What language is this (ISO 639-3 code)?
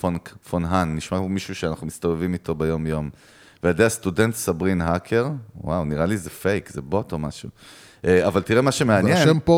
heb